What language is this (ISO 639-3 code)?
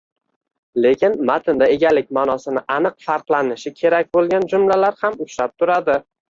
uzb